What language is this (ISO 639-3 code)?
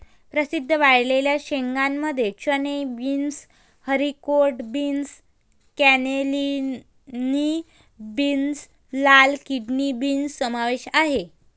mar